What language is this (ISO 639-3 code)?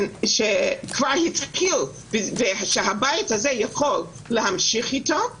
heb